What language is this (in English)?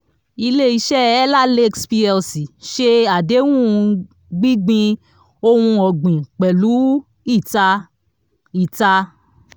Yoruba